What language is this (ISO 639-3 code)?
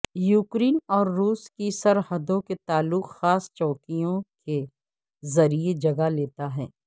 urd